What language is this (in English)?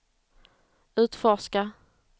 Swedish